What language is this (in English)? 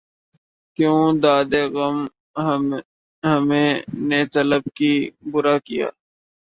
Urdu